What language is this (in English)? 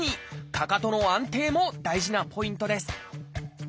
Japanese